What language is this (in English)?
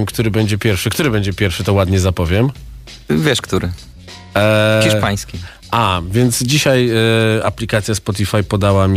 Polish